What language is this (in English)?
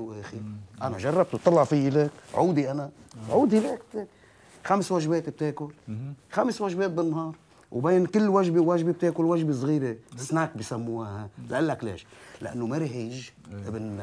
Arabic